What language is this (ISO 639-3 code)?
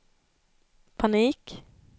swe